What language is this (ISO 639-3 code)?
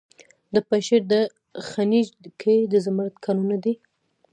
pus